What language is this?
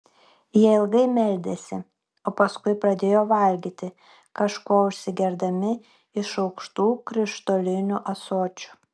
Lithuanian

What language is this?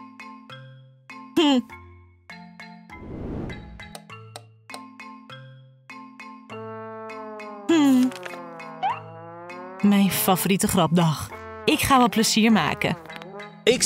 Dutch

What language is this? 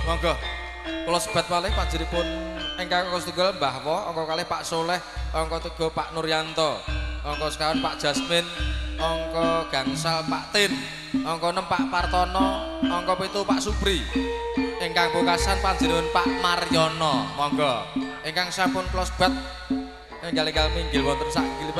Indonesian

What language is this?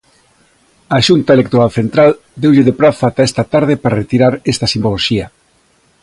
Galician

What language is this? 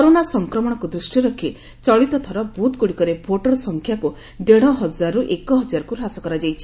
Odia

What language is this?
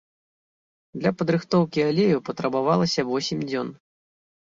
Belarusian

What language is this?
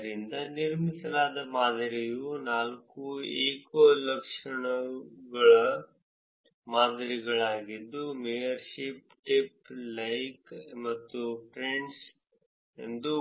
Kannada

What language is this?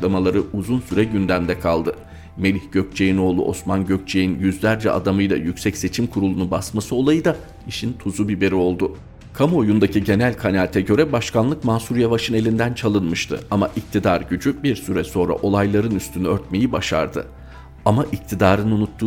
Turkish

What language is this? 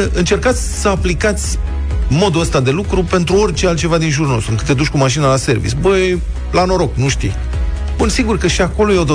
Romanian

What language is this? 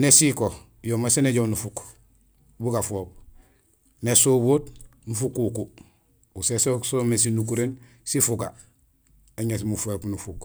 Gusilay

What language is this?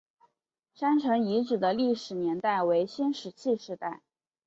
Chinese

